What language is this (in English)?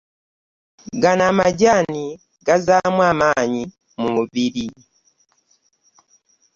Ganda